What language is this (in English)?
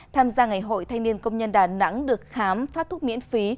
Vietnamese